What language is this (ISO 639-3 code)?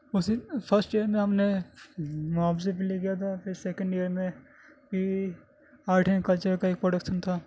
urd